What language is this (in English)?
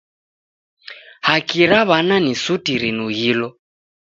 Taita